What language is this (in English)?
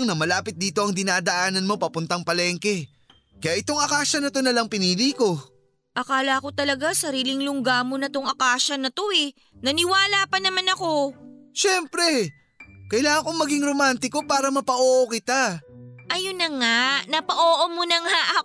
Filipino